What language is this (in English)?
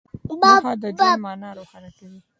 Pashto